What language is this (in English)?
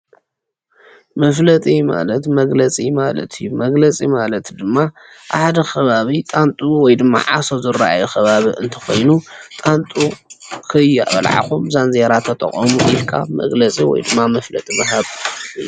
Tigrinya